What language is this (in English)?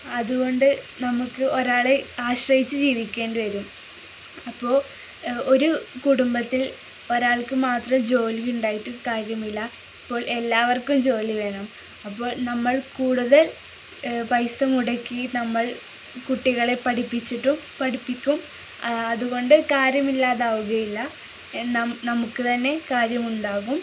Malayalam